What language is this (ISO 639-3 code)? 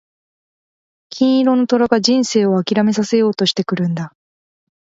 jpn